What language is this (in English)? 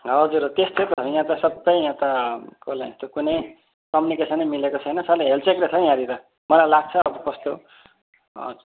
Nepali